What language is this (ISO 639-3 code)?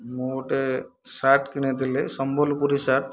ori